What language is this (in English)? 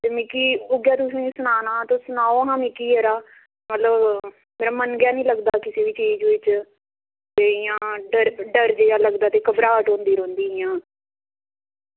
Dogri